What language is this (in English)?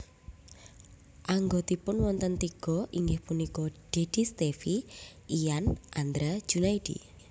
Javanese